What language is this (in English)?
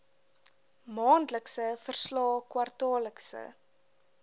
Afrikaans